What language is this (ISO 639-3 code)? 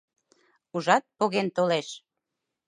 chm